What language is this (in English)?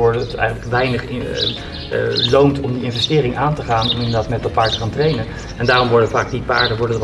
Dutch